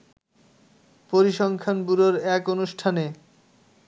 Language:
Bangla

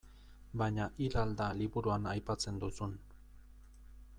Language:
Basque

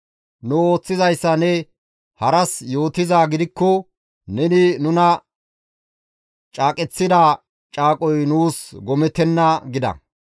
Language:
Gamo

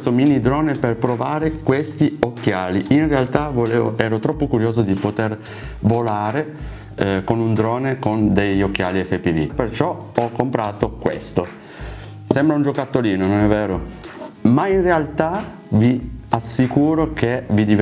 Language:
Italian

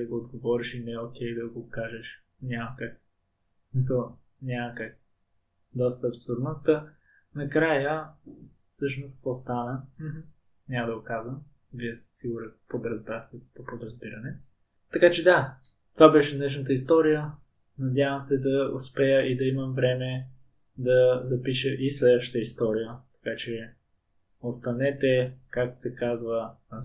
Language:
Bulgarian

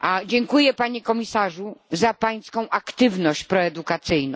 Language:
Polish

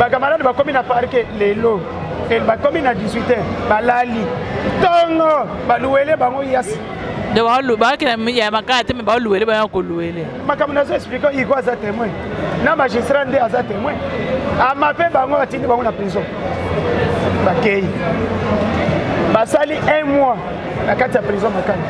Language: French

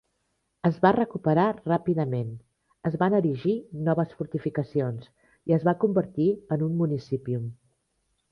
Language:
Catalan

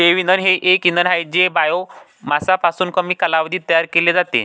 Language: Marathi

